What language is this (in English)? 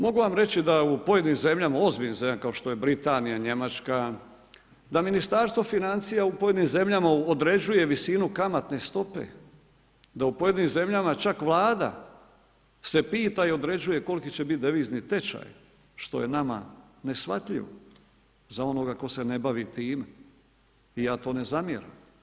Croatian